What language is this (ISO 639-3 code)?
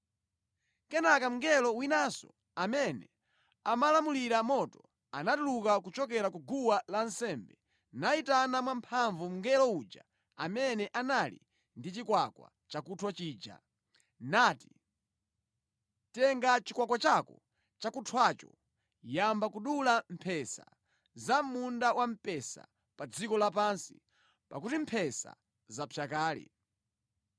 nya